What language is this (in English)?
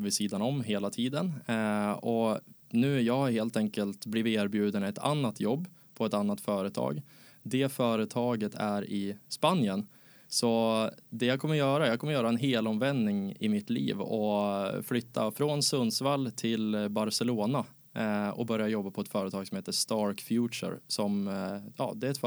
Swedish